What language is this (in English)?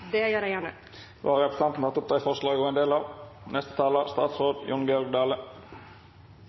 Norwegian